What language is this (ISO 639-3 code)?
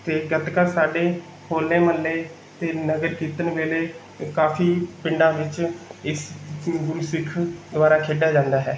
pan